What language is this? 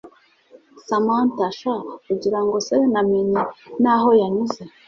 Kinyarwanda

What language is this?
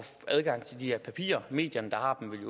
Danish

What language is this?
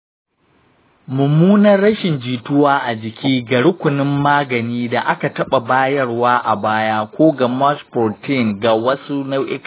Hausa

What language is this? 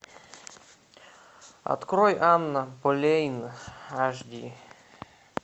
Russian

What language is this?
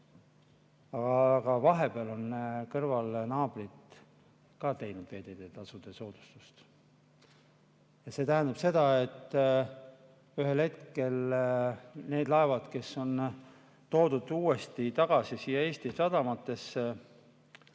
Estonian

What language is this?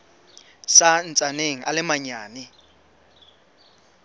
Southern Sotho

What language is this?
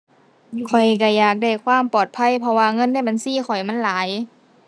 Thai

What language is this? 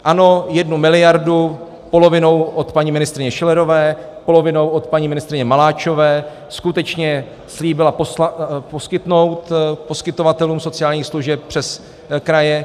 Czech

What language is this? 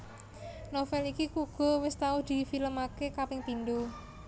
Javanese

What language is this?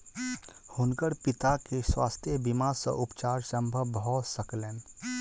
Maithili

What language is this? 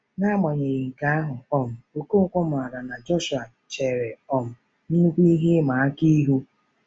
Igbo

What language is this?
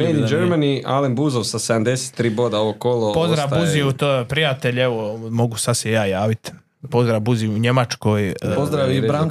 Croatian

